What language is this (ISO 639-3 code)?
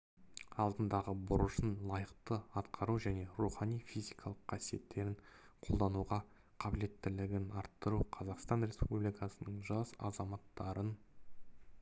kaz